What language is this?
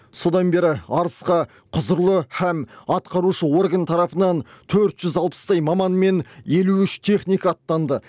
Kazakh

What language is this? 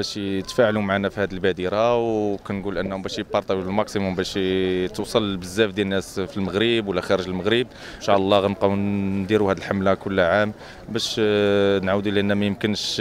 Arabic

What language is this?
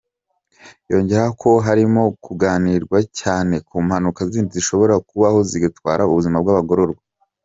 Kinyarwanda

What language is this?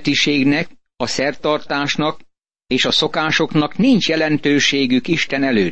Hungarian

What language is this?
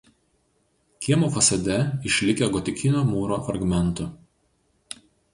Lithuanian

